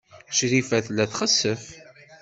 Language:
Kabyle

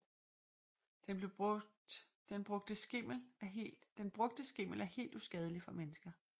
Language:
Danish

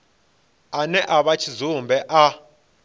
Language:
Venda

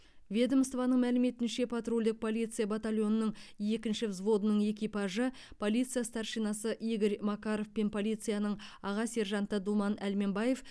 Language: Kazakh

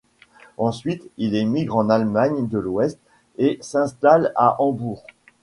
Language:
French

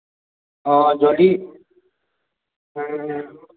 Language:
Assamese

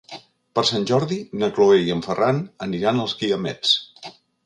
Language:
Catalan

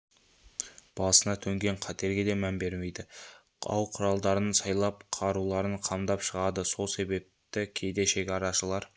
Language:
Kazakh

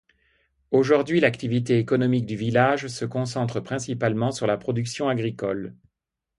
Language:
French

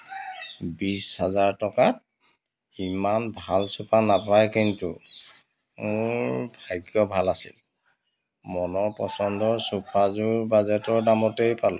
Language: Assamese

